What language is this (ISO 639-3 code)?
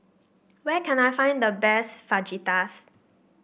eng